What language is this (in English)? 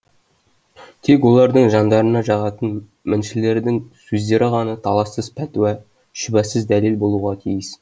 Kazakh